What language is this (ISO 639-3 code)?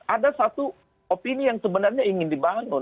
ind